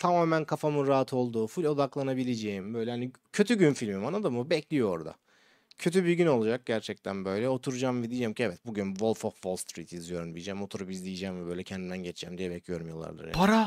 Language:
Turkish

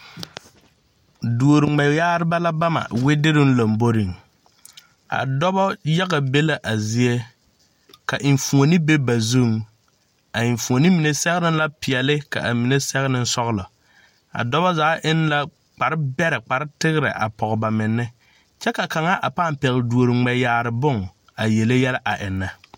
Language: Southern Dagaare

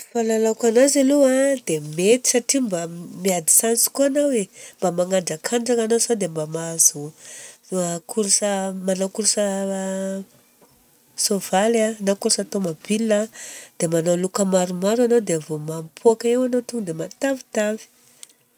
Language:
Southern Betsimisaraka Malagasy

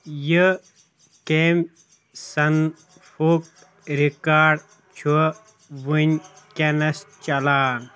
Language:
Kashmiri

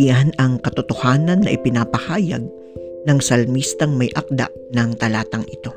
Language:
Filipino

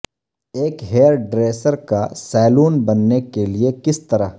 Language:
Urdu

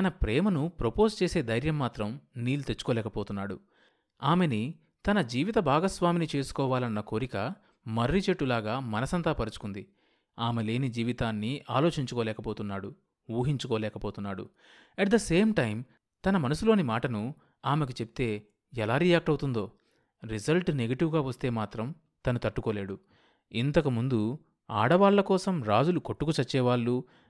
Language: Telugu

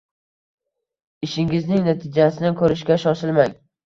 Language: Uzbek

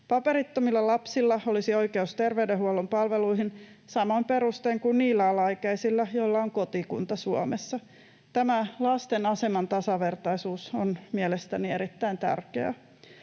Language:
Finnish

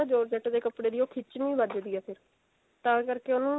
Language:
Punjabi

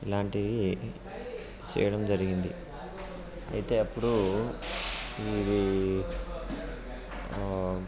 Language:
Telugu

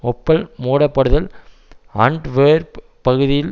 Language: Tamil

